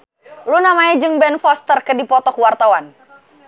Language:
Sundanese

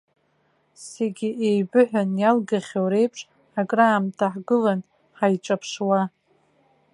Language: Abkhazian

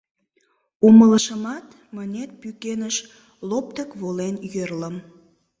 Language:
Mari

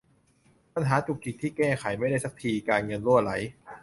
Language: Thai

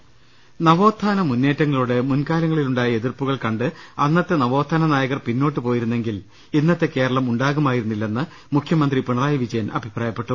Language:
Malayalam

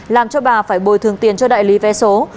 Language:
Vietnamese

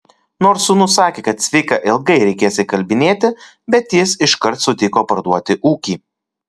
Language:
Lithuanian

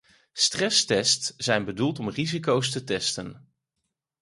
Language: Dutch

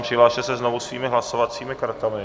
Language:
Czech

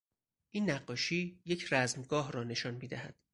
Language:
Persian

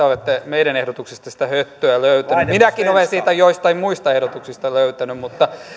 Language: Finnish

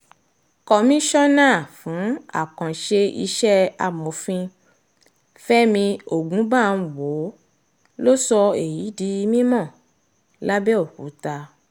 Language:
Yoruba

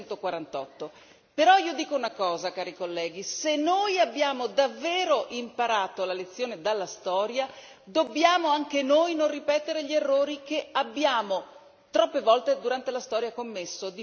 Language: Italian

